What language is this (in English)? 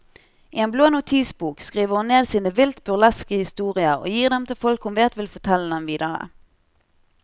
Norwegian